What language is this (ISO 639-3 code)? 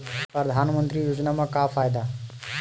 hne